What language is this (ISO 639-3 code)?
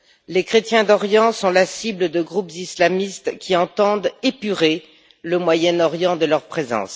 fra